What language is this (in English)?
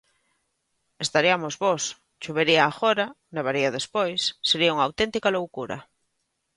Galician